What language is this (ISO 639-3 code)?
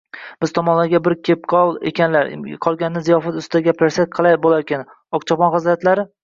uzb